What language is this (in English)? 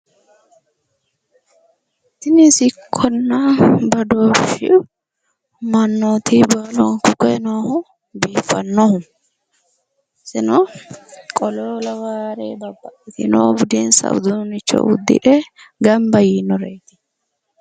Sidamo